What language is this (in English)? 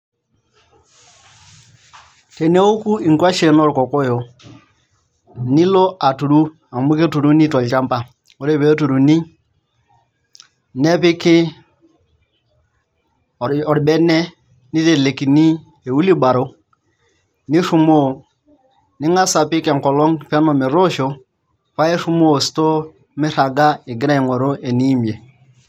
Masai